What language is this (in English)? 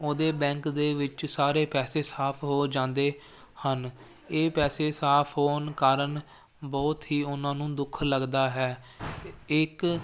Punjabi